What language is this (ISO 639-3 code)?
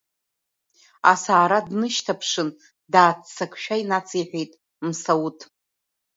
abk